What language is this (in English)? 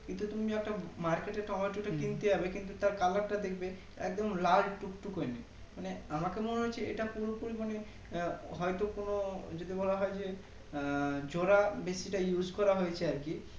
Bangla